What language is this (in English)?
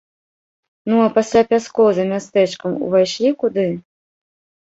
Belarusian